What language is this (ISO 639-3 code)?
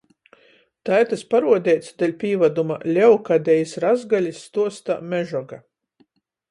ltg